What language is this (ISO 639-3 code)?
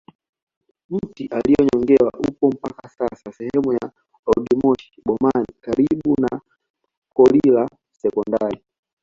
swa